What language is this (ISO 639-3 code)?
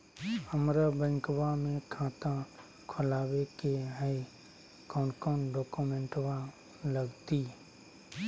mag